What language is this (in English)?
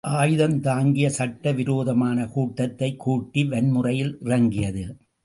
Tamil